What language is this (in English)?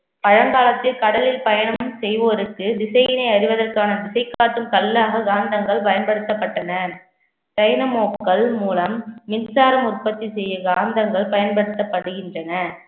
Tamil